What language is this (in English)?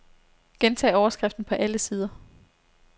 Danish